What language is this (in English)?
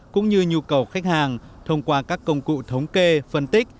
Vietnamese